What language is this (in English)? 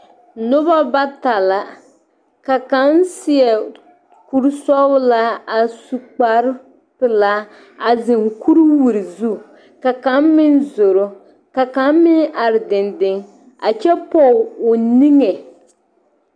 Southern Dagaare